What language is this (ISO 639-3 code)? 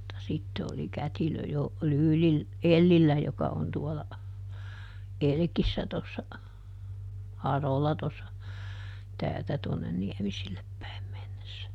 fin